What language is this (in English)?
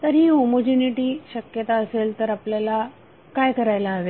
Marathi